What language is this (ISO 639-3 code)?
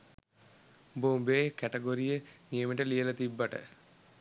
sin